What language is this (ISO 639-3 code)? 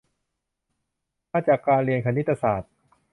tha